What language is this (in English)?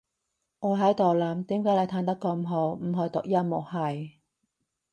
Cantonese